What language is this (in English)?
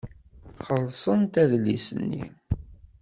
Kabyle